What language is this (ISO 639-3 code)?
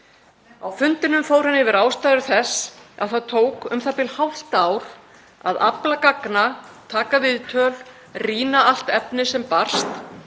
isl